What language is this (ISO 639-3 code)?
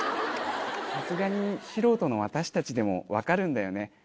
jpn